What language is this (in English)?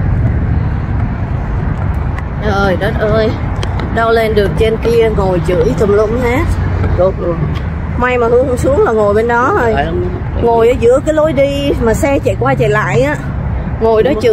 Vietnamese